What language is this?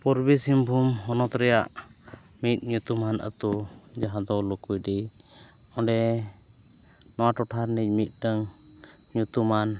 Santali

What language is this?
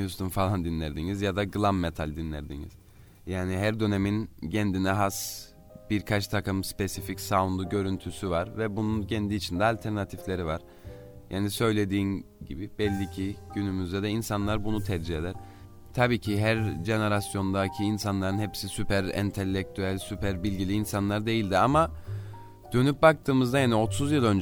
Turkish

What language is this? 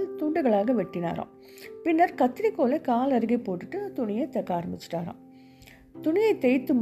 Tamil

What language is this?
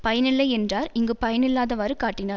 Tamil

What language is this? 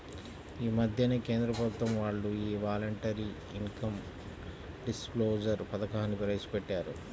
Telugu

